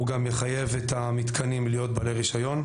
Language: Hebrew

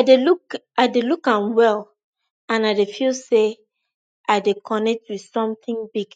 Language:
Nigerian Pidgin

